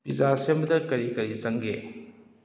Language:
Manipuri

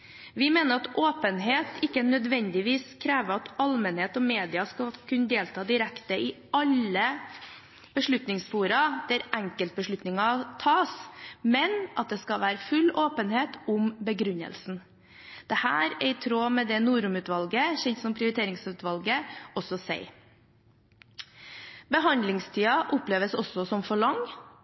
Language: Norwegian Bokmål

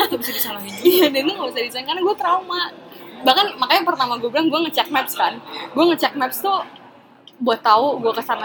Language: Indonesian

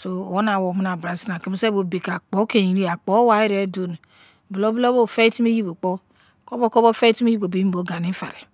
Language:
Izon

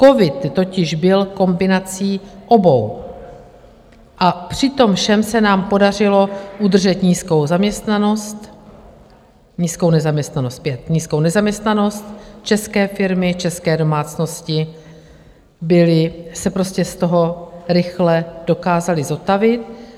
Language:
Czech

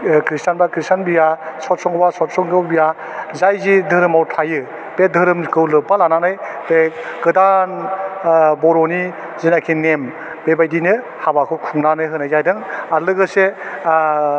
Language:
Bodo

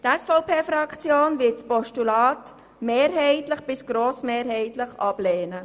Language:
Swiss German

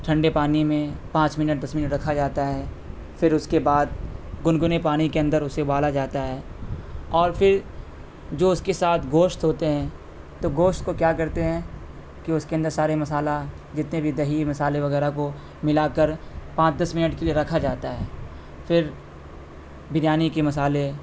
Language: Urdu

